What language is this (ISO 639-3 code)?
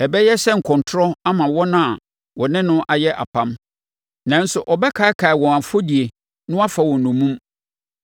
aka